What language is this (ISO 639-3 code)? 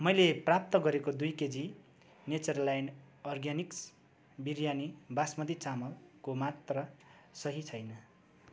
nep